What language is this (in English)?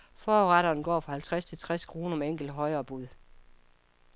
Danish